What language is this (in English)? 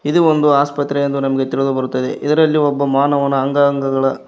Kannada